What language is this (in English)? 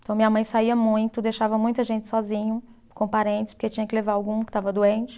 Portuguese